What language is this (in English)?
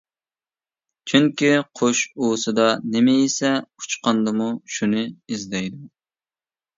Uyghur